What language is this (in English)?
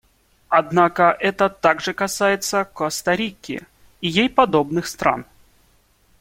Russian